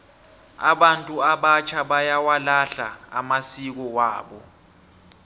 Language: South Ndebele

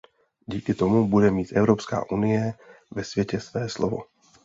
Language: Czech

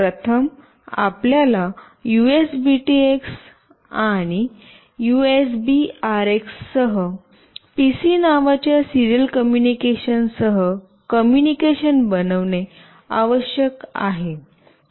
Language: Marathi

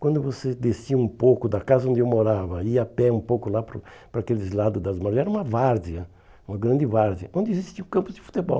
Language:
Portuguese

